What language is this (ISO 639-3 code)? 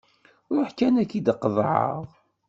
kab